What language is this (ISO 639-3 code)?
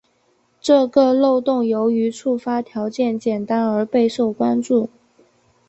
zho